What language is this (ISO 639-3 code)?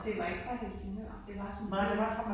dan